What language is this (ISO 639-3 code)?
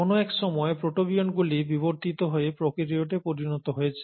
ben